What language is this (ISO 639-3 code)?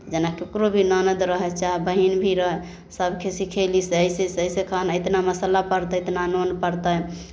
mai